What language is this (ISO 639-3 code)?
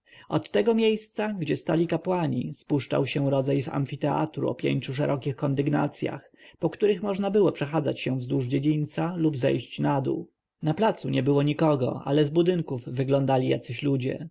pol